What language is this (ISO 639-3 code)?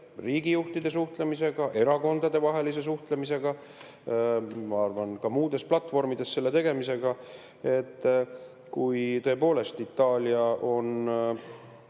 est